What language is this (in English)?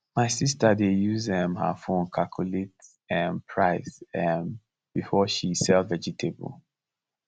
Nigerian Pidgin